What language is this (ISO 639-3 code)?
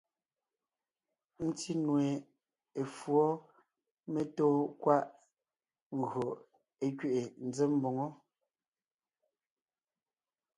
nnh